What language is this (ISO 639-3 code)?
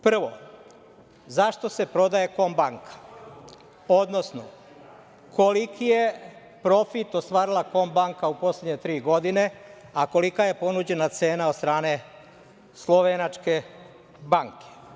srp